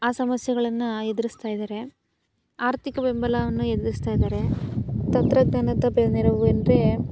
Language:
Kannada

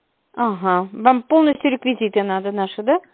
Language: Russian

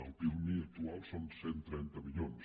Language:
Catalan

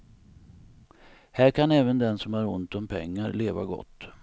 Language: Swedish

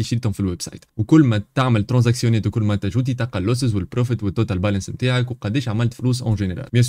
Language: Arabic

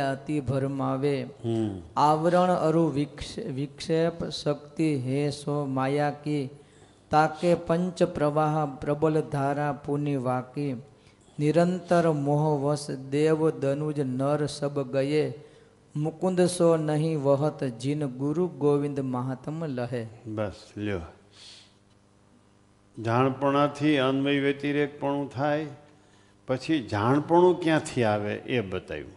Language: Gujarati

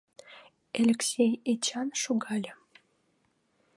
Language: Mari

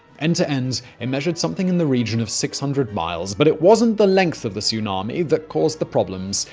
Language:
English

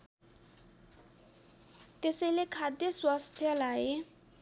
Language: Nepali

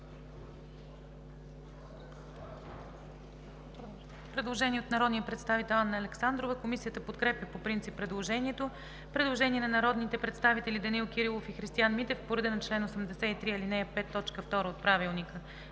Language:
Bulgarian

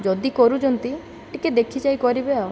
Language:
Odia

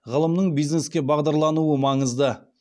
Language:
Kazakh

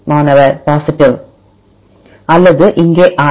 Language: Tamil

